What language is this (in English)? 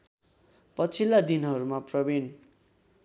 Nepali